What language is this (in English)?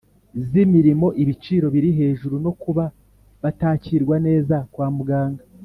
Kinyarwanda